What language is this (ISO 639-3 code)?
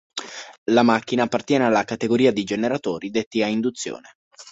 ita